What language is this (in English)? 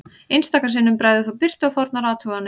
Icelandic